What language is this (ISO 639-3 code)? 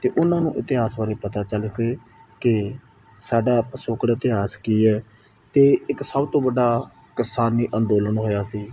pan